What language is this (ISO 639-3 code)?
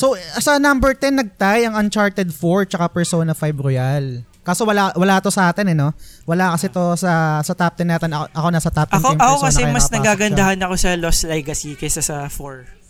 fil